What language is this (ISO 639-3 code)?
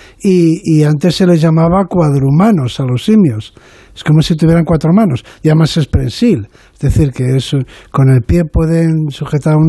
spa